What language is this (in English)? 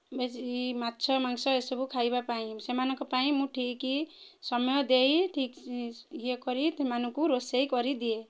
Odia